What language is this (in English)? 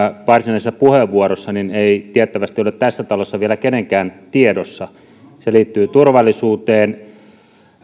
Finnish